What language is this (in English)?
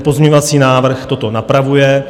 Czech